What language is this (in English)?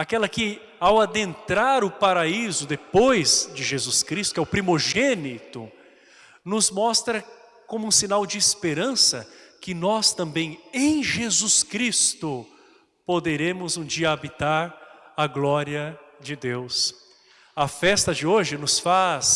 Portuguese